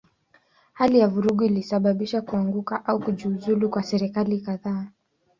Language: Swahili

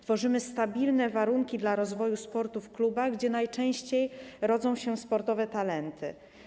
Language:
Polish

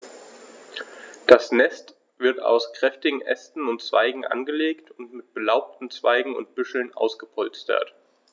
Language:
German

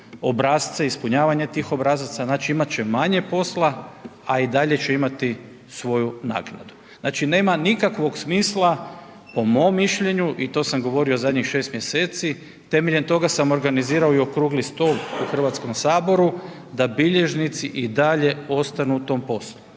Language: Croatian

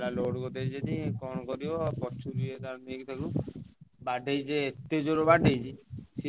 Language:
Odia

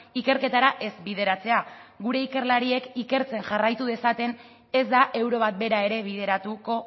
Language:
Basque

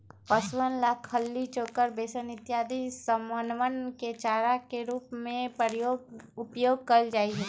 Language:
Magahi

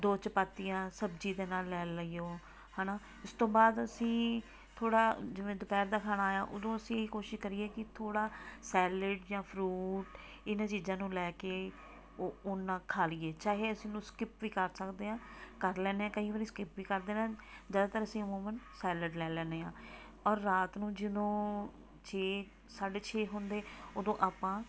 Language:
Punjabi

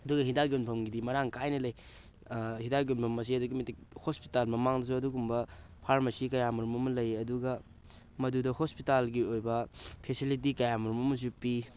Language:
Manipuri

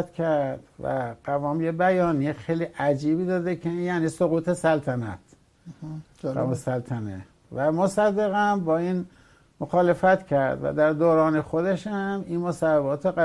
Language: Persian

